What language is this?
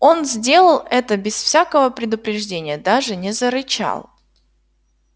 Russian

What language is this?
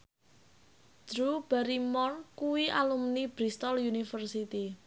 Javanese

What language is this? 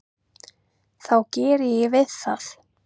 Icelandic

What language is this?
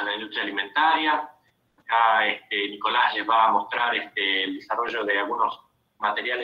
Spanish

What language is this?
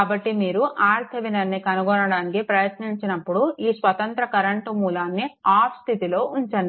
Telugu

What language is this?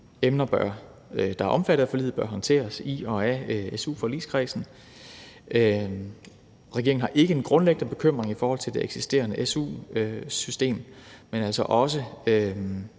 Danish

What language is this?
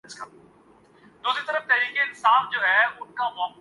Urdu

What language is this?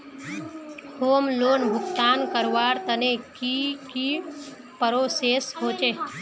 Magahi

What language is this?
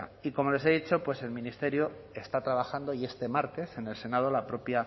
Spanish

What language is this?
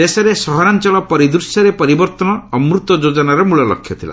Odia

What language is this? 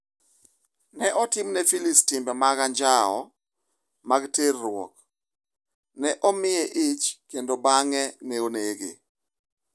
Luo (Kenya and Tanzania)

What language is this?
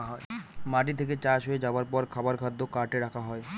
Bangla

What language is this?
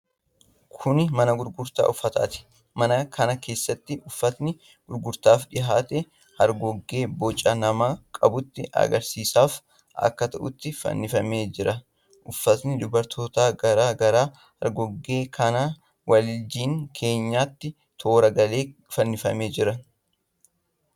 Oromo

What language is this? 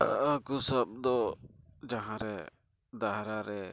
Santali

